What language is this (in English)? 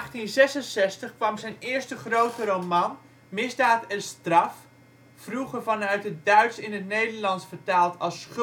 Dutch